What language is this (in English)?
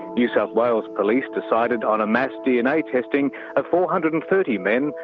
English